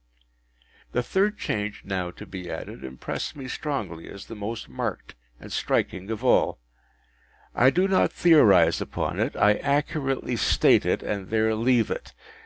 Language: English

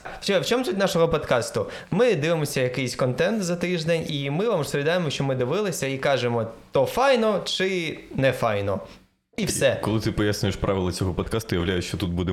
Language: Ukrainian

